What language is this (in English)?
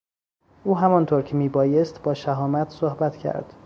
Persian